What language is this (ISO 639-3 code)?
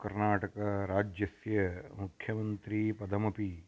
san